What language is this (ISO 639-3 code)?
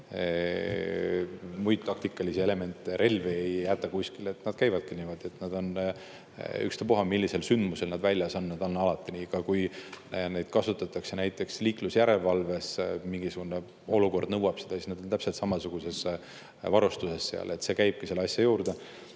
est